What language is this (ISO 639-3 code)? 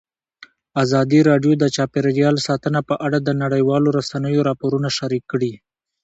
pus